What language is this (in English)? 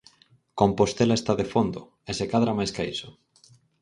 Galician